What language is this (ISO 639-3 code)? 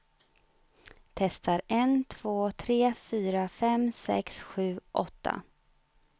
swe